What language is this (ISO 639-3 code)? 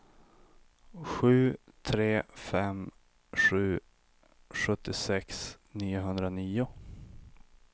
swe